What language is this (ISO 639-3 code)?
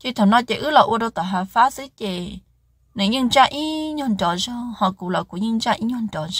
vie